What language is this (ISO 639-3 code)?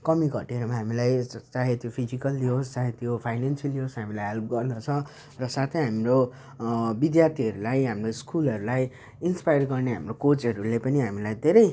nep